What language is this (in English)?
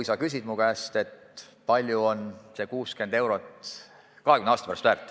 Estonian